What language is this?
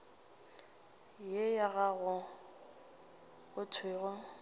Northern Sotho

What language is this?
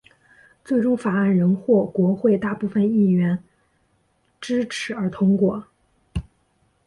Chinese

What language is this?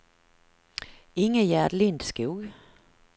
Swedish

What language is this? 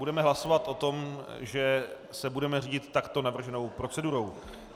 Czech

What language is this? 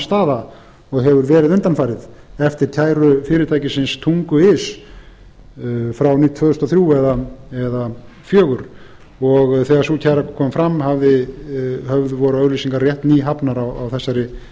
Icelandic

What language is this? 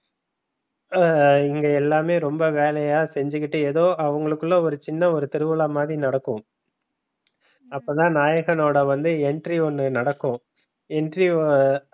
Tamil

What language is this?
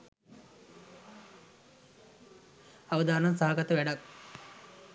Sinhala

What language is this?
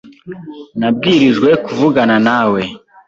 Kinyarwanda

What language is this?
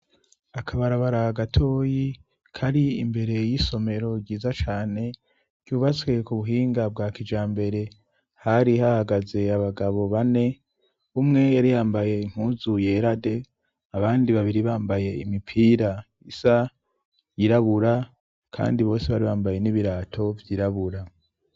Rundi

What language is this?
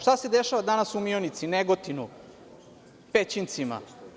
Serbian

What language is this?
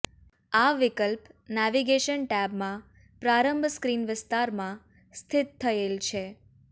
Gujarati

